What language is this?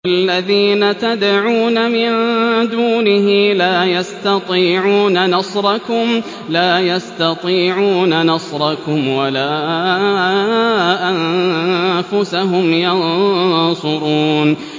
Arabic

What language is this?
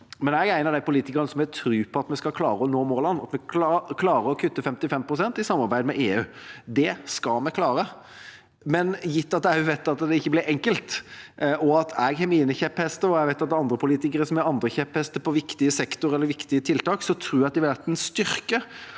Norwegian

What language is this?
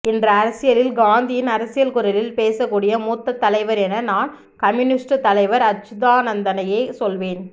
Tamil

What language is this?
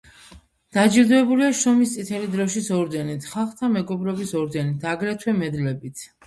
Georgian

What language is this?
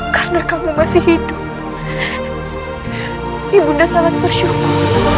Indonesian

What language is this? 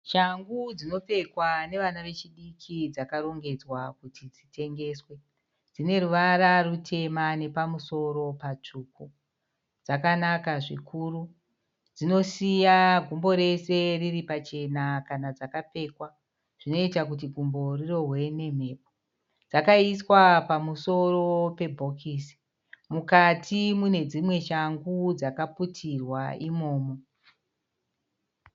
Shona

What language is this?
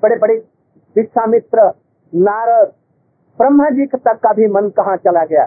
Hindi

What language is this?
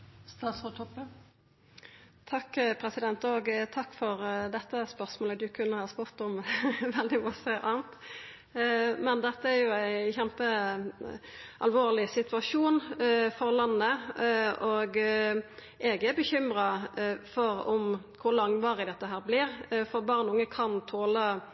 Norwegian Nynorsk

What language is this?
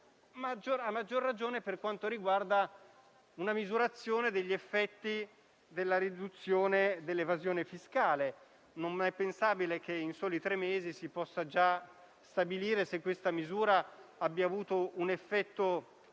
Italian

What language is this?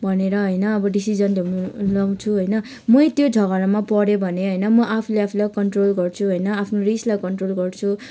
Nepali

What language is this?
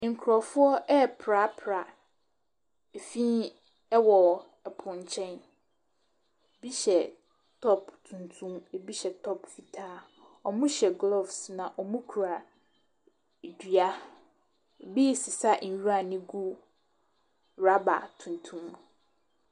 Akan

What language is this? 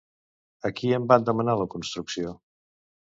Catalan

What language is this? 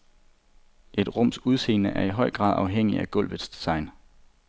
Danish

